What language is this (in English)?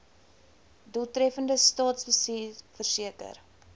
Afrikaans